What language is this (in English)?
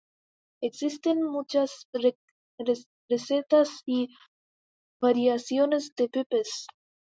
Spanish